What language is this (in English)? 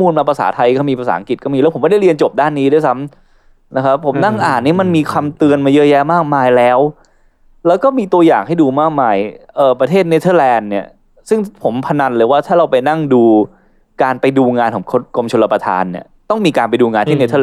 Thai